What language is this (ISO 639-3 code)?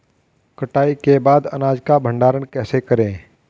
hin